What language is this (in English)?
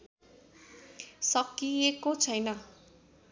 Nepali